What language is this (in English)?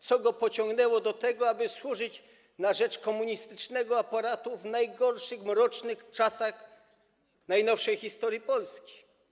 Polish